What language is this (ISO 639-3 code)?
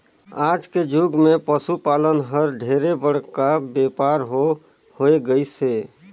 hne